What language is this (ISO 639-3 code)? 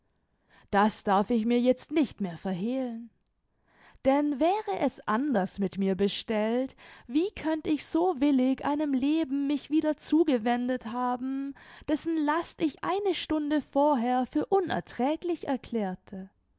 deu